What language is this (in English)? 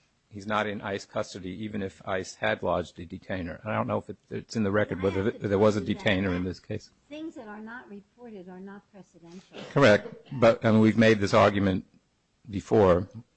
English